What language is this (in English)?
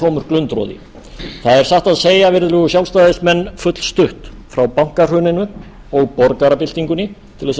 Icelandic